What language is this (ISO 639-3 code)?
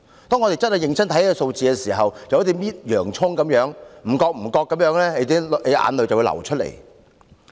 yue